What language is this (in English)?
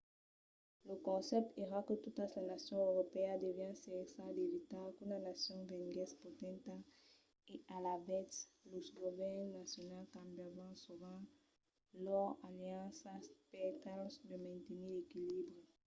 Occitan